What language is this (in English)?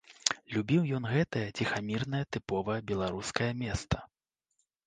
Belarusian